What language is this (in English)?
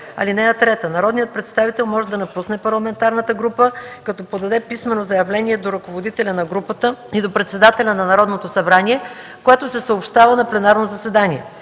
Bulgarian